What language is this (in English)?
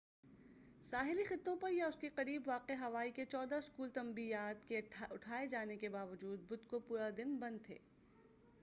Urdu